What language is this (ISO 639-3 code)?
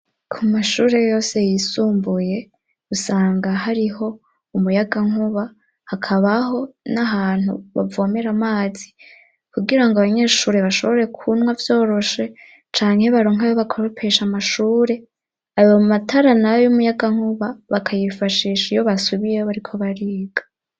run